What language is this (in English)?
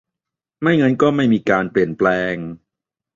Thai